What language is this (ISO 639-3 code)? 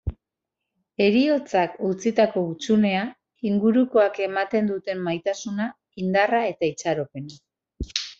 eus